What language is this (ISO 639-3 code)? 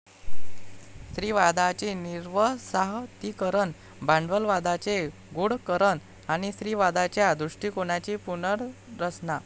mar